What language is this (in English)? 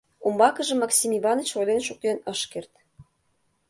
Mari